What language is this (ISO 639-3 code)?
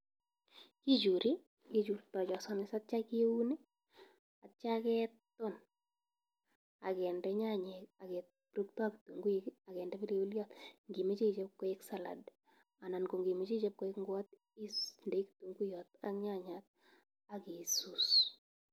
kln